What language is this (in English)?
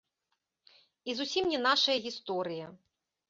Belarusian